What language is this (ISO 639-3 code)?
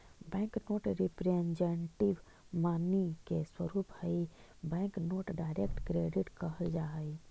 mag